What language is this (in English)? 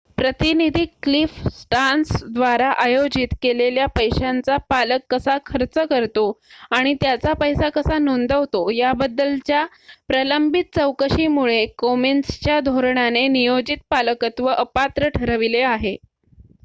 Marathi